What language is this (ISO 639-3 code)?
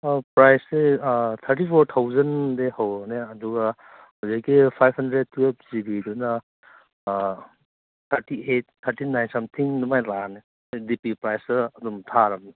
mni